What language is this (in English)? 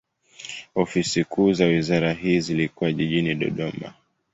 Swahili